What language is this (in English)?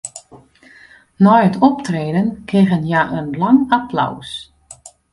Western Frisian